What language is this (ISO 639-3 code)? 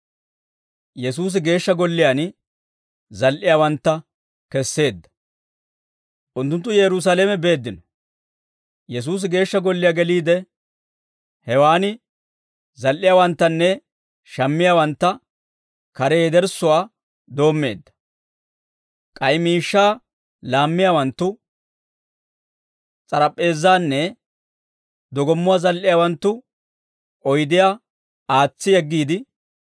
dwr